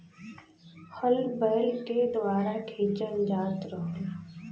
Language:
Bhojpuri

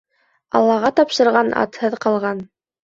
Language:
Bashkir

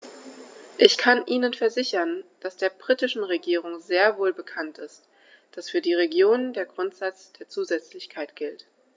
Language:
German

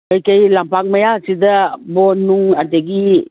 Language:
Manipuri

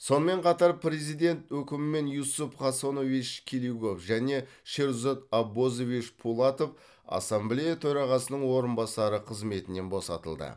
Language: Kazakh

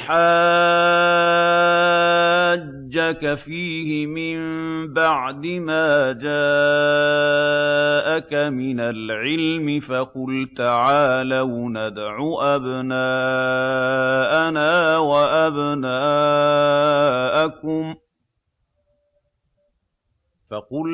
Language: Arabic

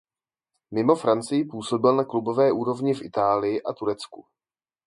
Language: Czech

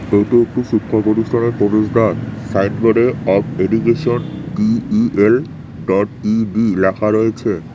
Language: Bangla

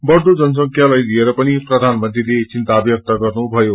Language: Nepali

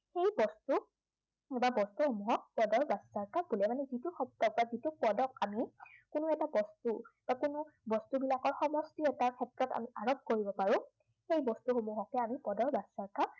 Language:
Assamese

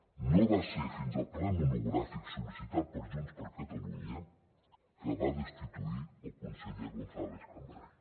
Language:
Catalan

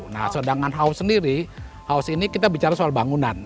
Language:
Indonesian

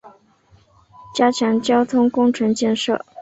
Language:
Chinese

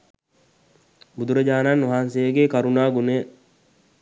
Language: Sinhala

